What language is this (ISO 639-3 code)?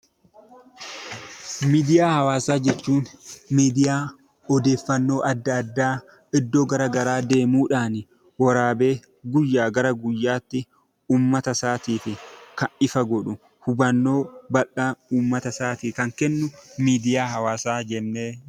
orm